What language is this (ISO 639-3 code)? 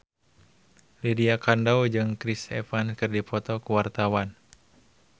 sun